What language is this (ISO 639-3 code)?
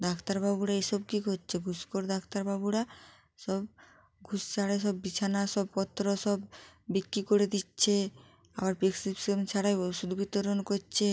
ben